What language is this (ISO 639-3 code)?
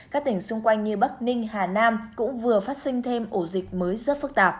vie